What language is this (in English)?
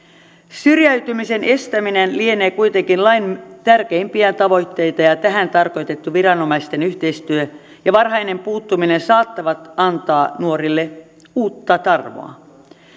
Finnish